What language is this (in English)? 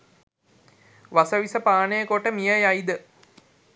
Sinhala